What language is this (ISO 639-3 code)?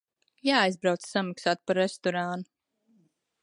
lav